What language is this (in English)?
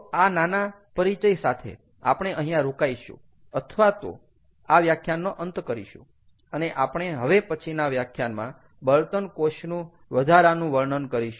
Gujarati